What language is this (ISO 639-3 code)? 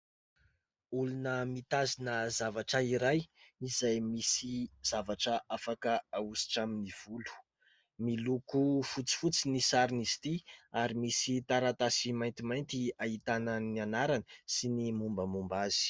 mlg